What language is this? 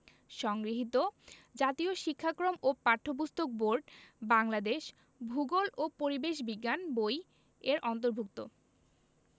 Bangla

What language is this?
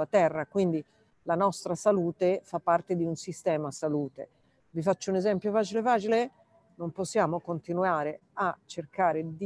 Italian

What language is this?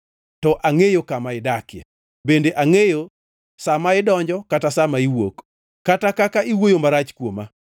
Luo (Kenya and Tanzania)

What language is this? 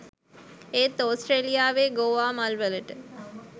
Sinhala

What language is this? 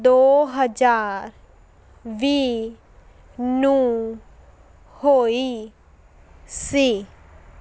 Punjabi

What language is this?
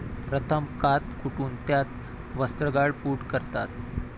Marathi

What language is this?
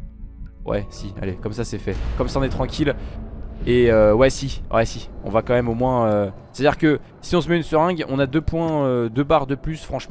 French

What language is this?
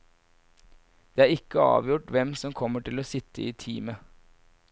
Norwegian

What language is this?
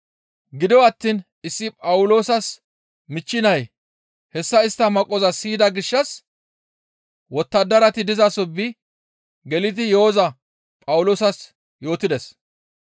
Gamo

